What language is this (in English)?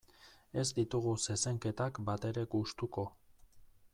Basque